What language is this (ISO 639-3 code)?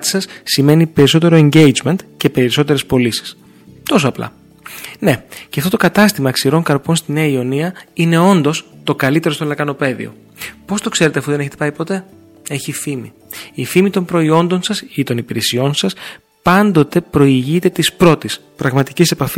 ell